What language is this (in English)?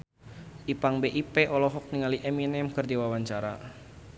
Sundanese